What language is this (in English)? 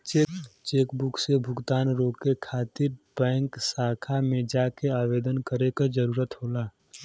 Bhojpuri